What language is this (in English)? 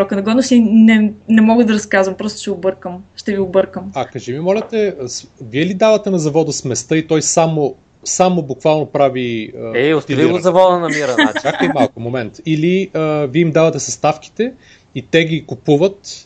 Bulgarian